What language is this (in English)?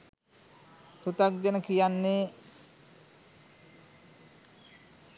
Sinhala